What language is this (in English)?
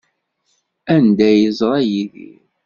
Kabyle